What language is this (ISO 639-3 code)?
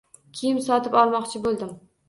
uzb